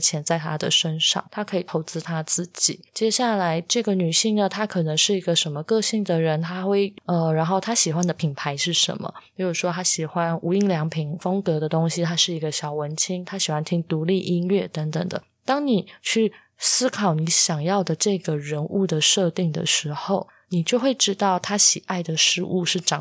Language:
Chinese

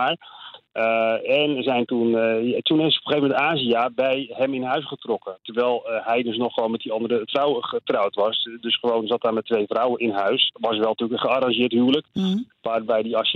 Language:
Dutch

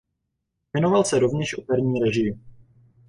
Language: Czech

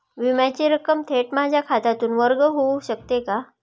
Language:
Marathi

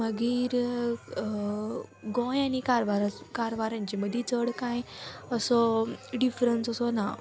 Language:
Konkani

